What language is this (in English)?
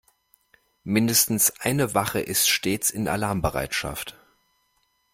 German